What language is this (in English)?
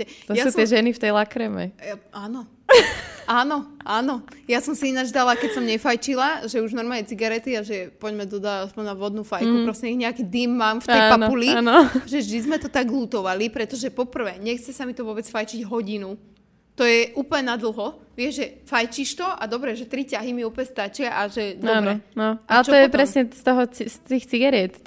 Slovak